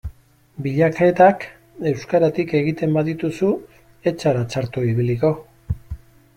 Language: Basque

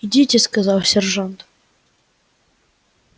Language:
Russian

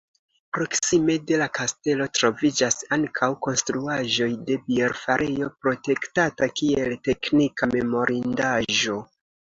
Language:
Esperanto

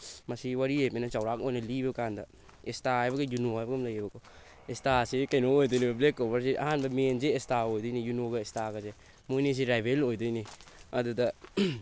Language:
Manipuri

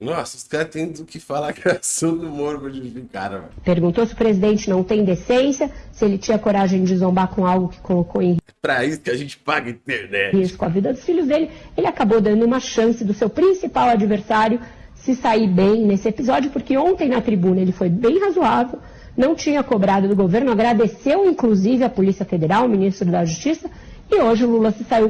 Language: Portuguese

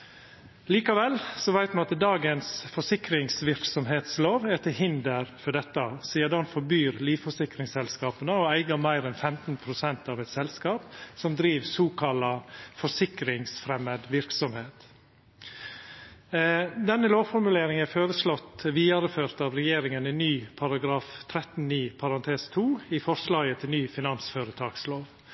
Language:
Norwegian Nynorsk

